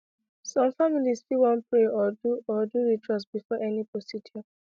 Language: Nigerian Pidgin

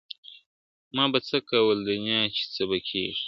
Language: Pashto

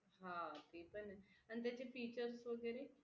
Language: Marathi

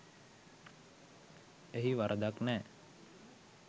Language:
Sinhala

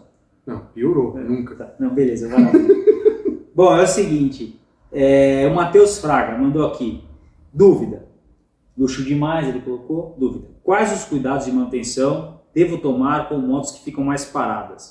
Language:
Portuguese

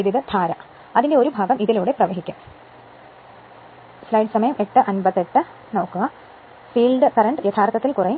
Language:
Malayalam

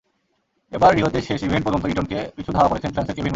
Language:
Bangla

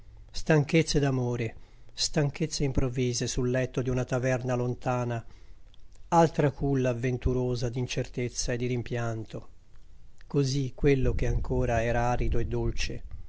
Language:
Italian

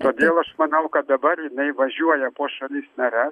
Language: Lithuanian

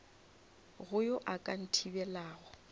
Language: Northern Sotho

